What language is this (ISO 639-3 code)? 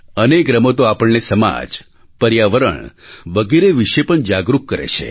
guj